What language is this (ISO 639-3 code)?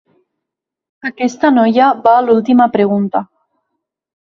cat